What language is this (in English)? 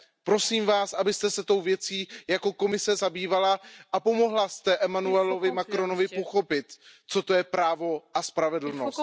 Czech